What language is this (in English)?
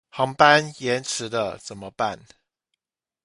Chinese